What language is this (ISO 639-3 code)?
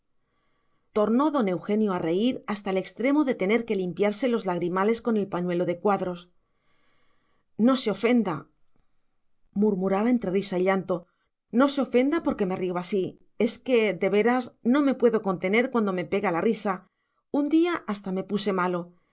spa